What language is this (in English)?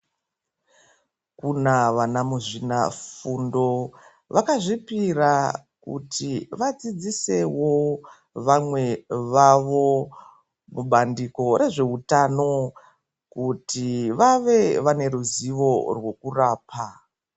Ndau